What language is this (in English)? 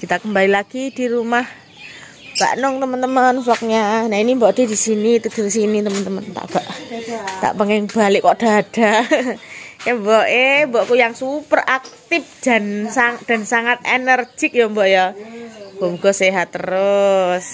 Indonesian